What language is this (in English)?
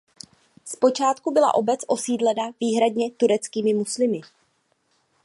Czech